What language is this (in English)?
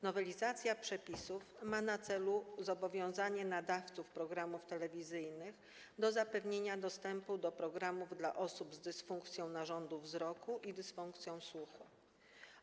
Polish